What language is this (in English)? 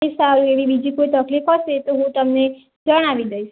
Gujarati